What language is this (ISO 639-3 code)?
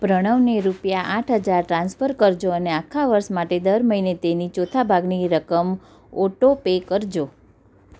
guj